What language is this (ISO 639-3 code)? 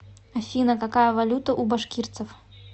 rus